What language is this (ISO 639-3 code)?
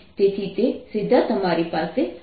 guj